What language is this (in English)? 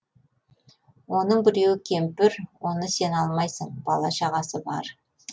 Kazakh